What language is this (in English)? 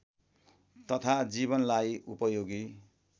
Nepali